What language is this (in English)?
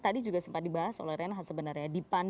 Indonesian